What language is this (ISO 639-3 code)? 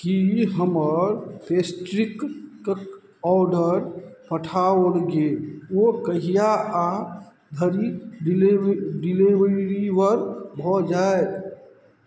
mai